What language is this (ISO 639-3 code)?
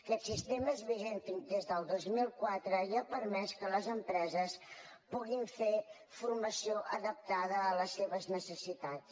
cat